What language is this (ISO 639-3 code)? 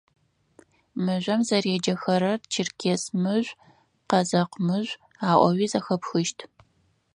ady